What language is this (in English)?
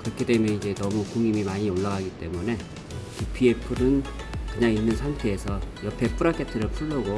Korean